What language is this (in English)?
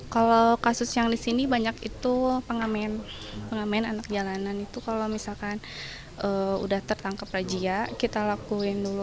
Indonesian